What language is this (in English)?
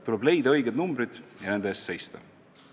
Estonian